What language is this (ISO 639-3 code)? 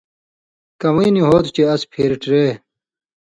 mvy